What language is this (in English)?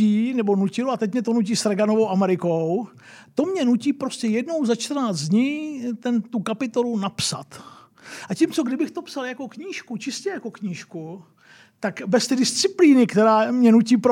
Czech